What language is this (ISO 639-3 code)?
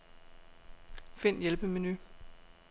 dan